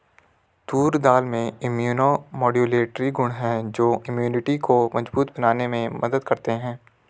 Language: Hindi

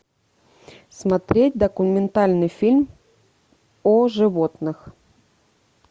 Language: Russian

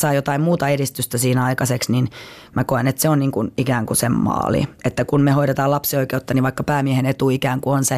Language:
Finnish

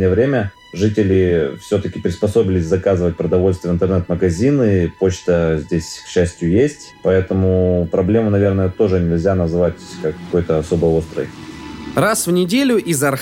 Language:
Russian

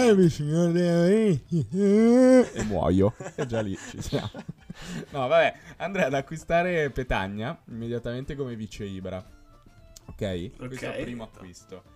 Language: Italian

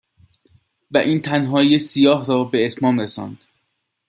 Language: Persian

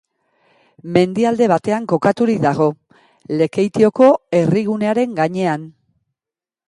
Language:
Basque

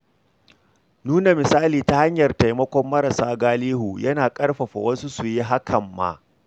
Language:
Hausa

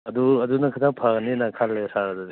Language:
Manipuri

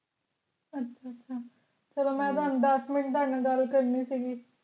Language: Punjabi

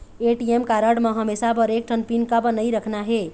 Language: Chhattisgarhi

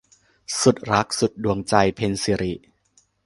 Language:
Thai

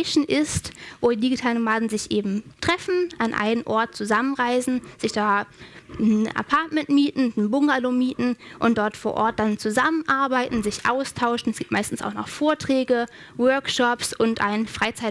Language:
German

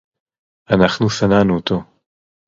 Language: Hebrew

